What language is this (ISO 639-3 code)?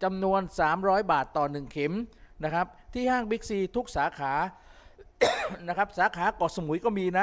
tha